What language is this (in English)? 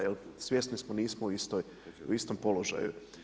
Croatian